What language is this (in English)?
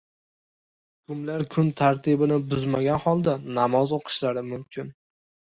Uzbek